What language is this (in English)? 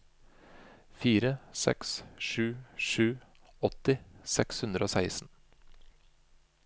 Norwegian